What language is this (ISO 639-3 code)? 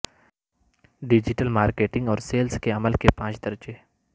urd